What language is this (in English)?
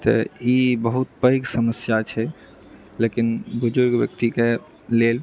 Maithili